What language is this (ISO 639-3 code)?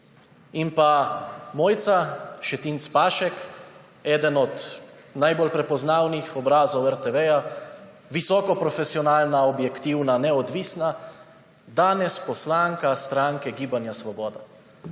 slv